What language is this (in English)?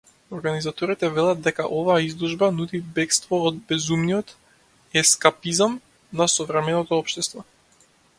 Macedonian